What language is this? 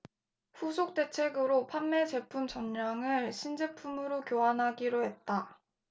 Korean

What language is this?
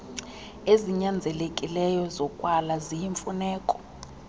Xhosa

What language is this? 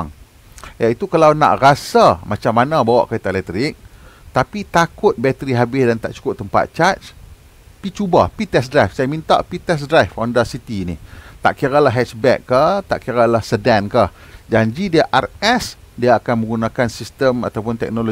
Malay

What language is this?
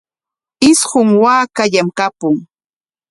Corongo Ancash Quechua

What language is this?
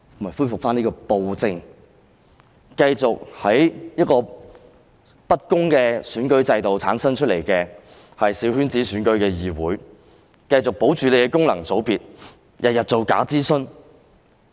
Cantonese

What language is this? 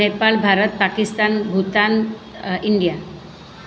Gujarati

